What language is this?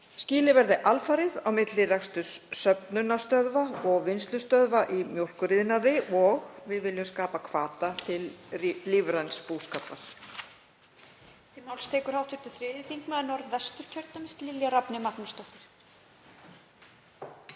Icelandic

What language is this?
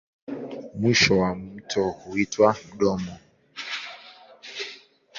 Swahili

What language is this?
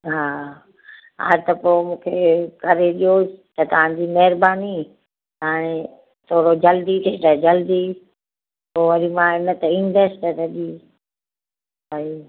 Sindhi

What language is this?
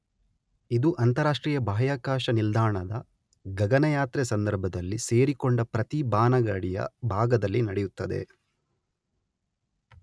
Kannada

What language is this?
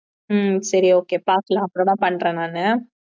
Tamil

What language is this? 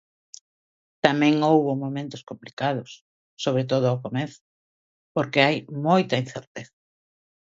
Galician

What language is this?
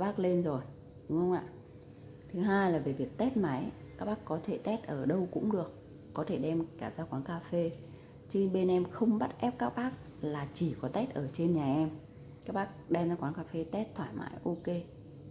Vietnamese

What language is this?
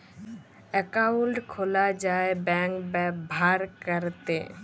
Bangla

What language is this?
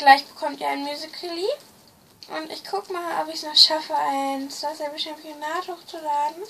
German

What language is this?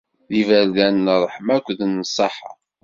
Kabyle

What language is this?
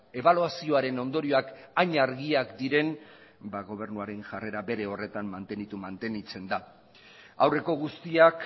Basque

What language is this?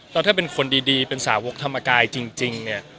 Thai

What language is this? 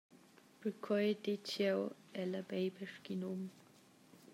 Romansh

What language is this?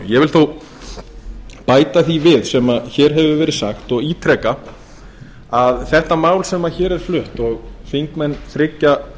Icelandic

